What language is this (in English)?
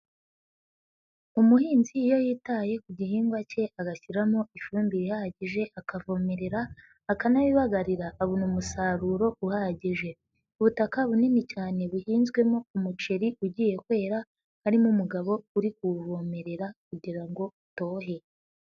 Kinyarwanda